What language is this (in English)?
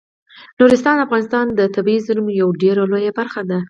Pashto